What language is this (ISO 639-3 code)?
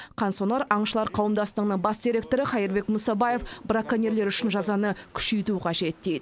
kaz